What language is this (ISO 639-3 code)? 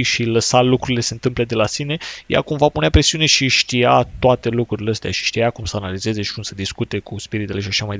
ron